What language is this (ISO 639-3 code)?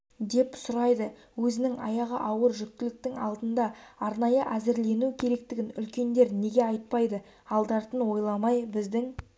kaz